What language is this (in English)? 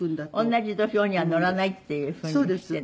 Japanese